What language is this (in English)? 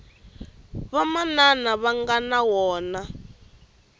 Tsonga